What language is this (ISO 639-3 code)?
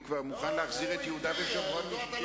heb